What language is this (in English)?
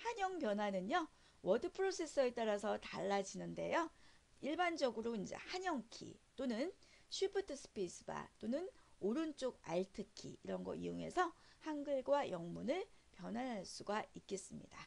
Korean